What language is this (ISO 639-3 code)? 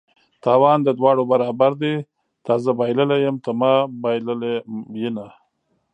pus